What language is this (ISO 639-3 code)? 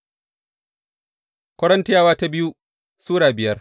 hau